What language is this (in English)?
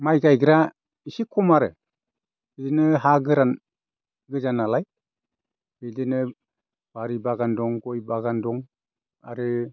Bodo